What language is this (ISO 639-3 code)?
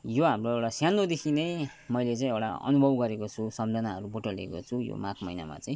nep